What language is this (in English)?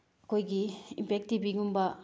Manipuri